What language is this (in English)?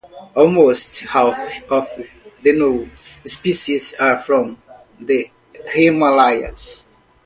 English